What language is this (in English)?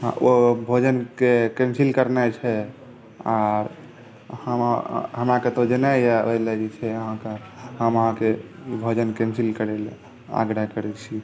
Maithili